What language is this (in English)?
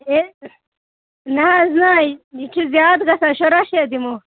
Kashmiri